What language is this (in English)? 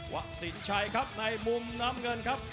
Thai